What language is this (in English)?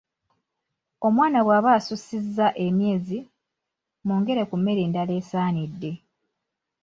Ganda